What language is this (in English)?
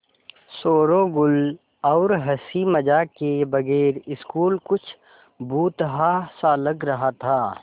Hindi